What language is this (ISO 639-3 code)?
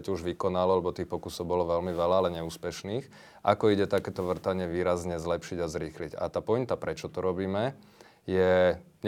slk